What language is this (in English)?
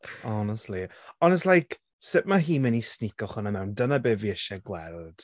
Welsh